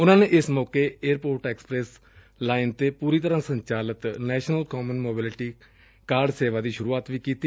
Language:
Punjabi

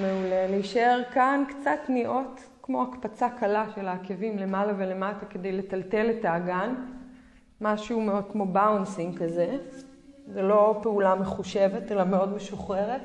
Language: Hebrew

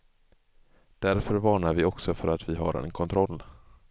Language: Swedish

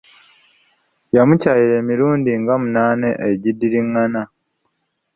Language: Ganda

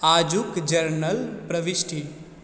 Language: Maithili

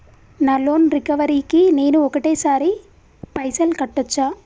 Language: Telugu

